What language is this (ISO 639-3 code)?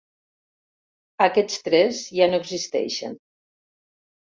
cat